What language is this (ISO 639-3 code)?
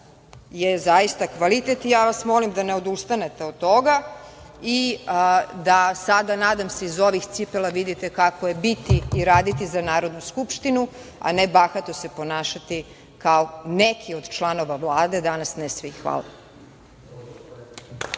srp